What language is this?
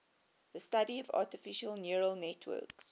English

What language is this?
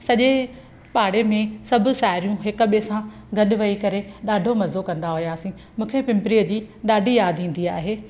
Sindhi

